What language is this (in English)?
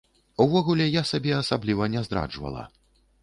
Belarusian